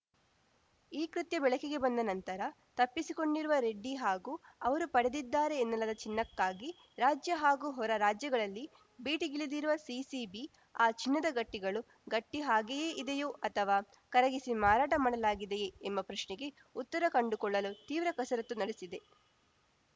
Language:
Kannada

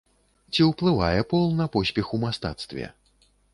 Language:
Belarusian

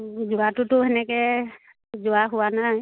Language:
Assamese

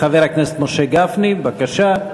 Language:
Hebrew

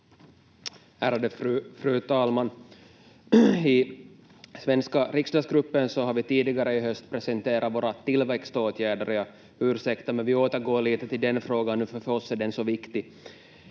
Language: Finnish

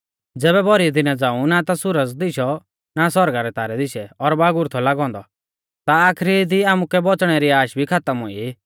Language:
Mahasu Pahari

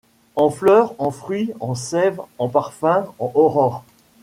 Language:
French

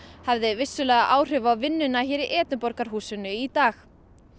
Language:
Icelandic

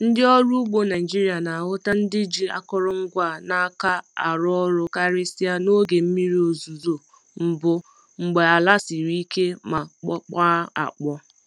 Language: Igbo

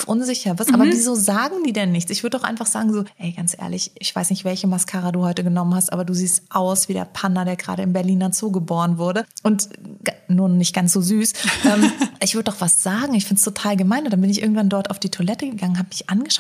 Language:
German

